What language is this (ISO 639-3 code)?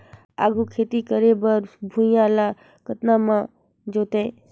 hne